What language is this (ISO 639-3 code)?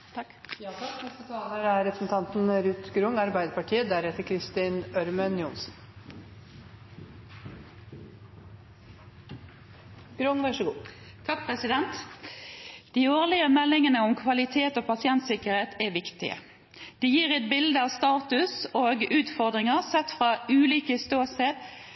nor